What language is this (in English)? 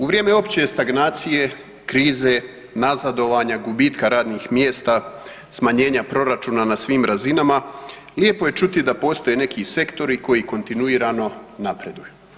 Croatian